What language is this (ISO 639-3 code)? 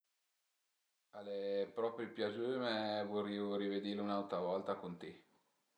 pms